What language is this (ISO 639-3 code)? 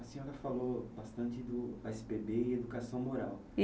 por